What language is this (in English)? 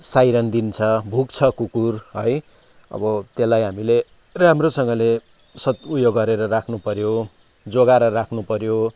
Nepali